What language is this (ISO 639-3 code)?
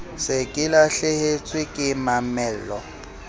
sot